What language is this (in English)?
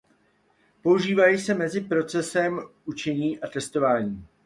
Czech